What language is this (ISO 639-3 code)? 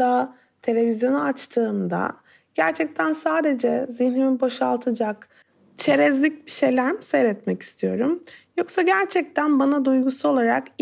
tur